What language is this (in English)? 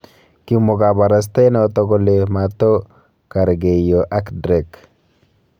Kalenjin